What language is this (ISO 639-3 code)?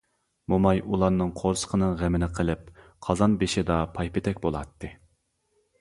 uig